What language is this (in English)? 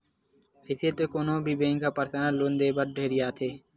Chhattisgarhi